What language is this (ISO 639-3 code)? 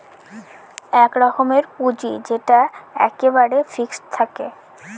ben